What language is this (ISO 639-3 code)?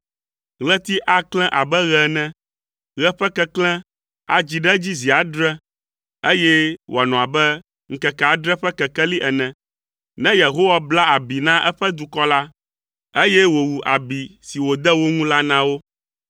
ewe